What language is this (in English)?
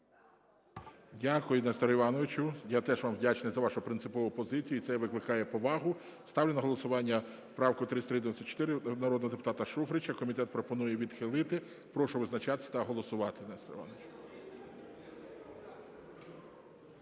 Ukrainian